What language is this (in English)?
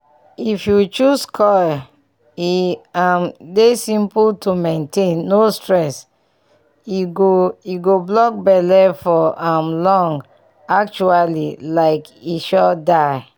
Nigerian Pidgin